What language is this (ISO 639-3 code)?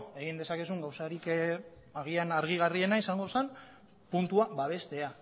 eus